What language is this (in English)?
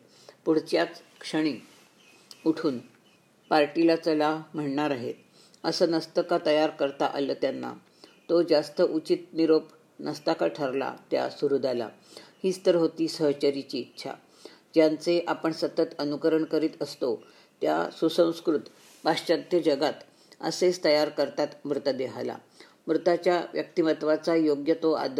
Marathi